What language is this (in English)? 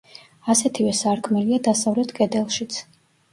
Georgian